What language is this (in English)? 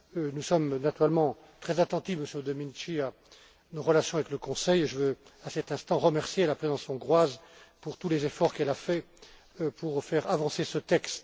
French